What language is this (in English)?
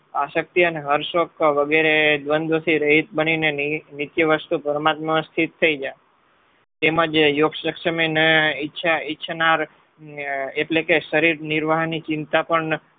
Gujarati